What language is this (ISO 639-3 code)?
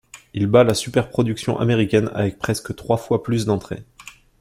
fra